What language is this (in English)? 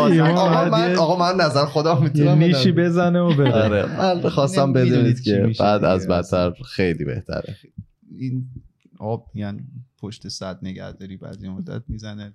Persian